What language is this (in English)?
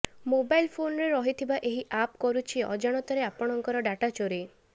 Odia